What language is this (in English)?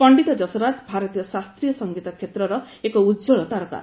Odia